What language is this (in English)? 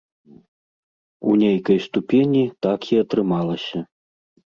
Belarusian